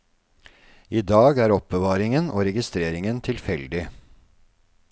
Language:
Norwegian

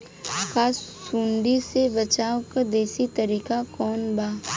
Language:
Bhojpuri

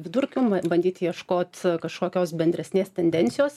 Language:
Lithuanian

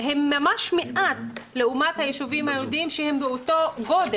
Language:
Hebrew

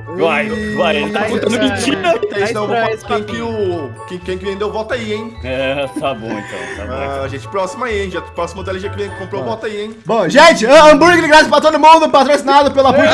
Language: Portuguese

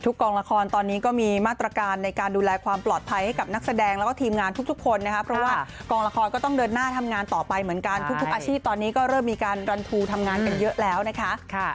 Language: Thai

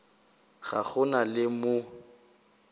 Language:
Northern Sotho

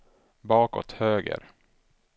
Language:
Swedish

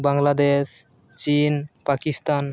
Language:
Santali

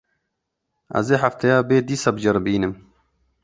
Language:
Kurdish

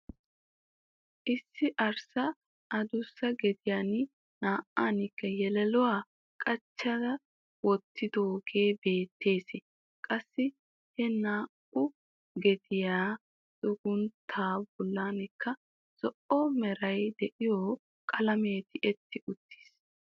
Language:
Wolaytta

